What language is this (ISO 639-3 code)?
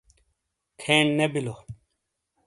scl